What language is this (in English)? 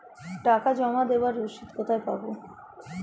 Bangla